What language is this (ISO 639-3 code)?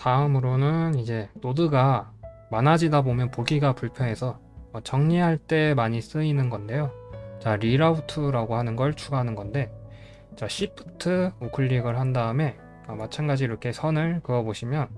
kor